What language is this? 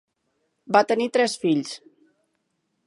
Catalan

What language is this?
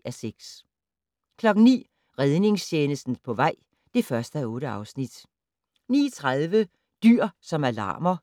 Danish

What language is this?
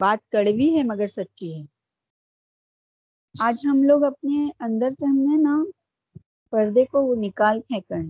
Urdu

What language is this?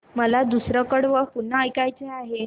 Marathi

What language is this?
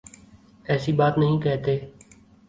Urdu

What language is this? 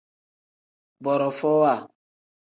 Tem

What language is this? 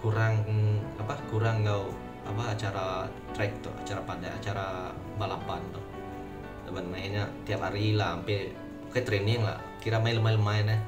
Malay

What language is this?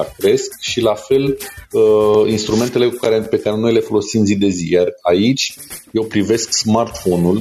Romanian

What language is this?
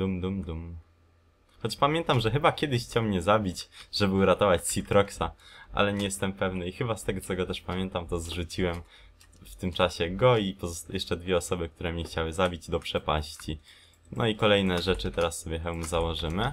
Polish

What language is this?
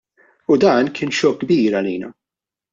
Maltese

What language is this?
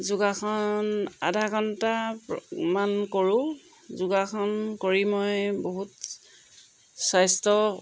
Assamese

